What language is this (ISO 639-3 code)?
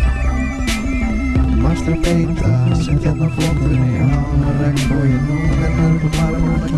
isl